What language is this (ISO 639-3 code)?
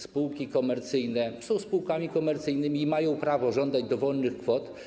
pol